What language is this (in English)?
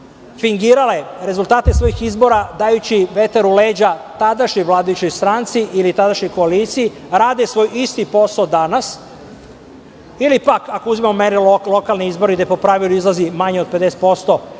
Serbian